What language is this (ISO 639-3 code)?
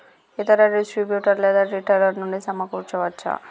tel